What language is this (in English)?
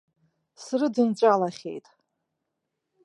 Abkhazian